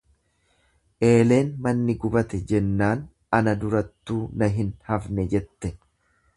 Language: Oromo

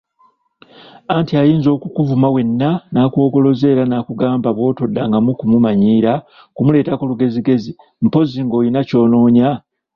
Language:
Ganda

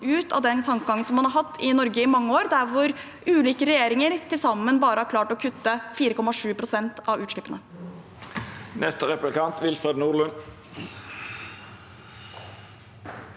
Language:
Norwegian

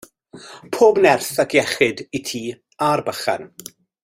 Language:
Welsh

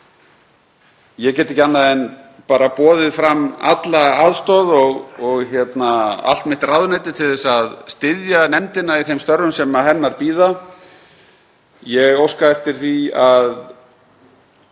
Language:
Icelandic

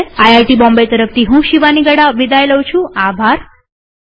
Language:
Gujarati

